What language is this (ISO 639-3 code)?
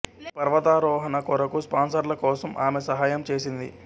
tel